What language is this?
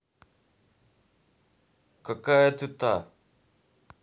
Russian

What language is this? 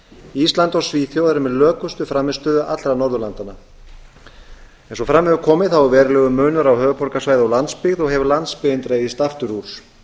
Icelandic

